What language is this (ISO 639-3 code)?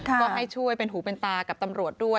tha